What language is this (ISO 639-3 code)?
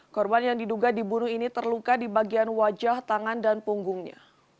ind